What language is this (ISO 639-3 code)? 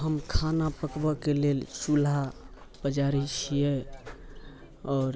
mai